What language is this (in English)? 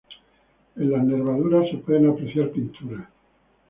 Spanish